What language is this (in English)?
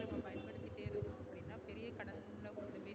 Tamil